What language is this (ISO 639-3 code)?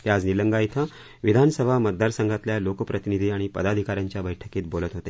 mar